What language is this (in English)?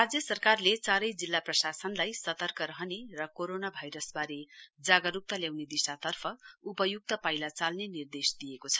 Nepali